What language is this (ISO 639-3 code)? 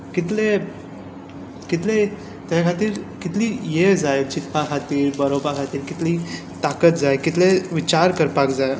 kok